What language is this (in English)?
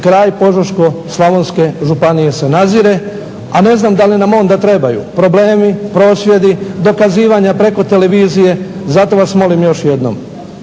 Croatian